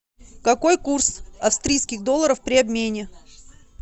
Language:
Russian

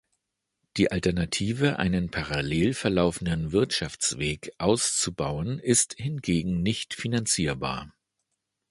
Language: German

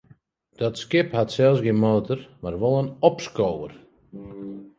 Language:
Western Frisian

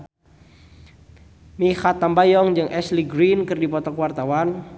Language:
Sundanese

